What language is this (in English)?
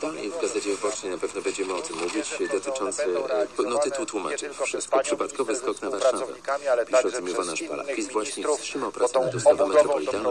Polish